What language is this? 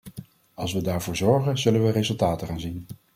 Dutch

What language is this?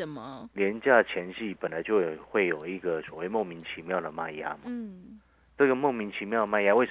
Chinese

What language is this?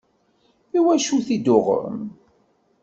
Kabyle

